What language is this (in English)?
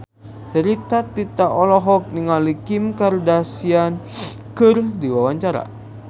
Sundanese